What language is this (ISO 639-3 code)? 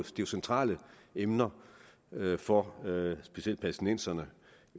dan